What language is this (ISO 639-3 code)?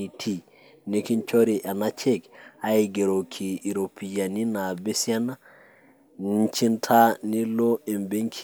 mas